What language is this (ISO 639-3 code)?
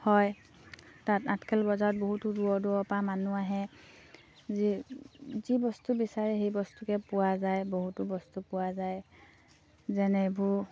asm